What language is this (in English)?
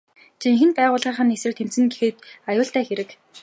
Mongolian